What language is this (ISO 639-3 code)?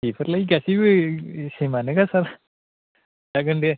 brx